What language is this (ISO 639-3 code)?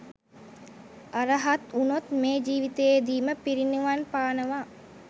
sin